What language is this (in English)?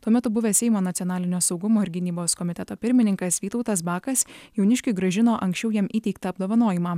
Lithuanian